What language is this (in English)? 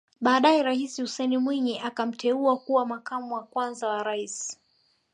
Swahili